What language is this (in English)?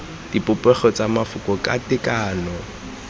Tswana